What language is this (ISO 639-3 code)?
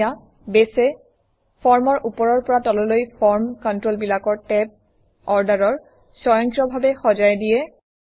asm